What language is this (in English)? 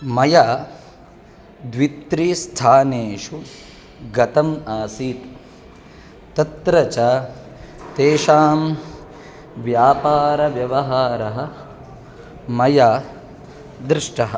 Sanskrit